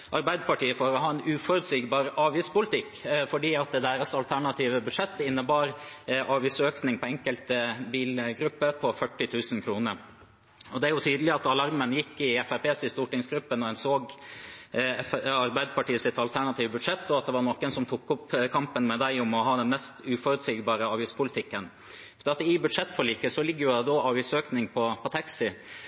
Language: Norwegian Bokmål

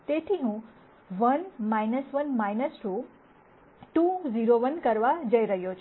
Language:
Gujarati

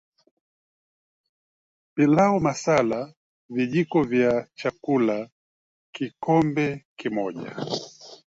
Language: Swahili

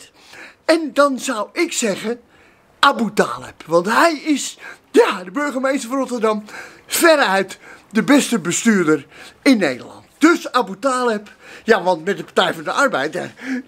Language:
Dutch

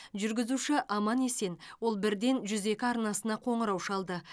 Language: Kazakh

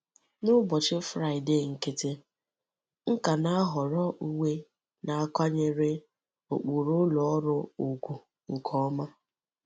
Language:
Igbo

